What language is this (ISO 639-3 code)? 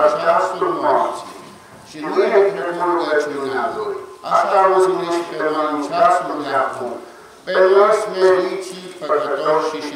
ron